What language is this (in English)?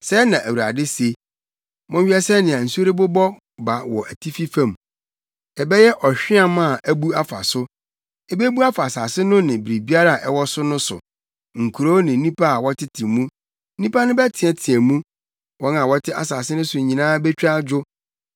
Akan